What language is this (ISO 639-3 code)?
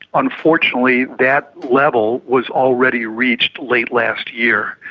eng